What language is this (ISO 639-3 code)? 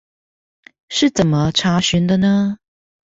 zho